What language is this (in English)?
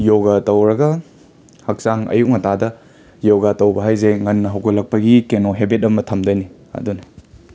Manipuri